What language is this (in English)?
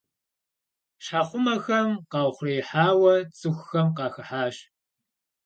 Kabardian